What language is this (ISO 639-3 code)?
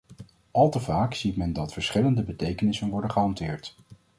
nld